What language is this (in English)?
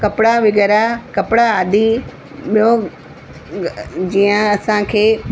Sindhi